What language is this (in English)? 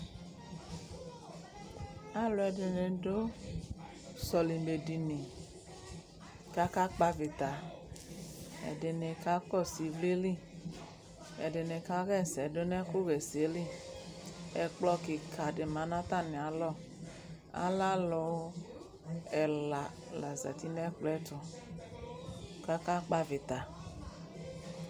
Ikposo